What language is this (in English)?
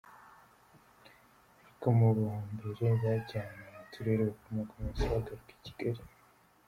Kinyarwanda